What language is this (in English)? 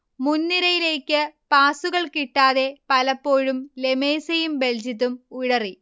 Malayalam